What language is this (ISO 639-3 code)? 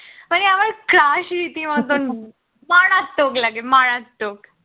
ben